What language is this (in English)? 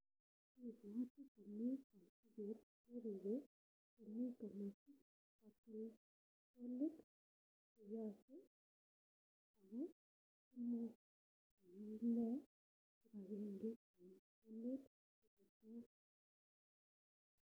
Kalenjin